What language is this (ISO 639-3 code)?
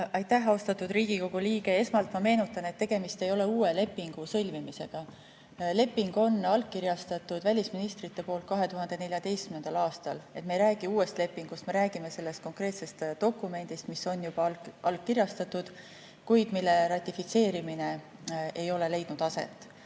est